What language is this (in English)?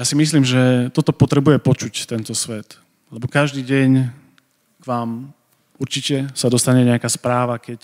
Slovak